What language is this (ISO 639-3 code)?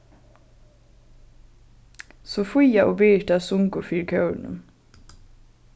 fao